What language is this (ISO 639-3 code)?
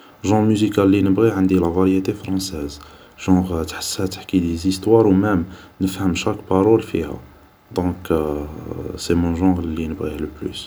arq